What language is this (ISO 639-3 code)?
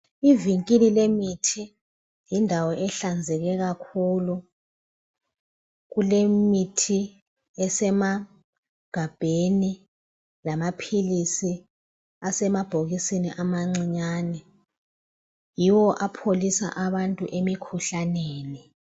nde